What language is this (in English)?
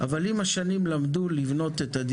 Hebrew